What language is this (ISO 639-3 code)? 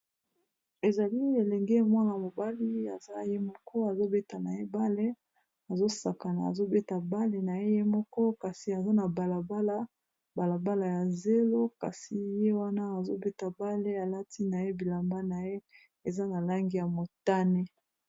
lin